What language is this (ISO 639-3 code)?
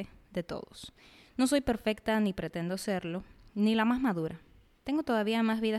spa